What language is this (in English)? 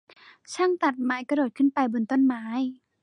Thai